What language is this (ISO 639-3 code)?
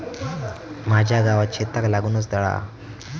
mar